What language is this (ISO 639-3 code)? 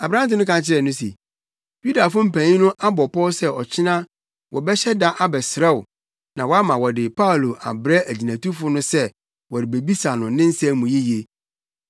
aka